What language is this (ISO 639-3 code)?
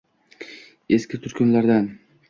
uzb